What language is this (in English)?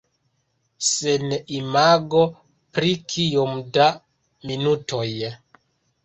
Esperanto